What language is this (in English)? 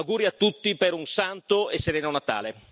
Italian